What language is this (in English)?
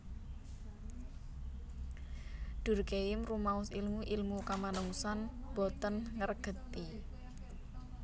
Javanese